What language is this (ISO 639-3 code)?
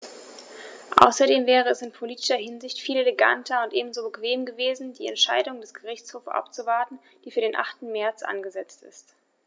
deu